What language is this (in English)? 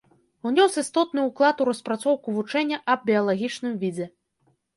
Belarusian